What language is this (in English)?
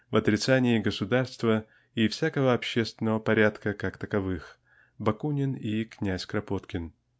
Russian